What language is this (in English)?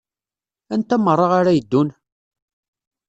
Kabyle